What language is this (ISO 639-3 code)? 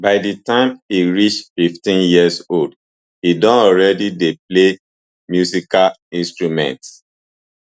pcm